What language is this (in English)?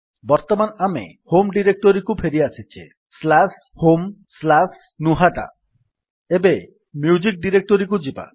Odia